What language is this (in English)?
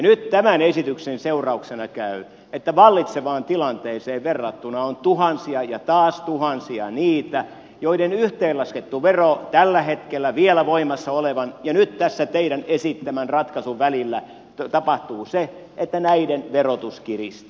Finnish